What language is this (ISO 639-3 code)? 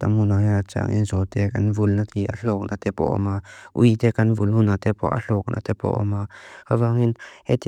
lus